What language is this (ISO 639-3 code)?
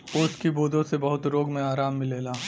bho